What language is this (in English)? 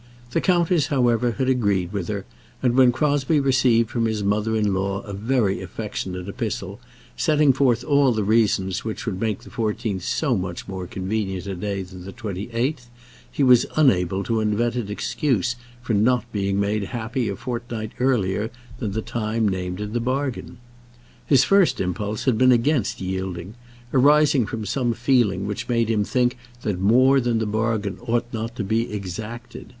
English